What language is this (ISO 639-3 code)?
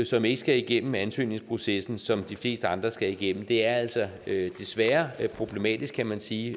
dan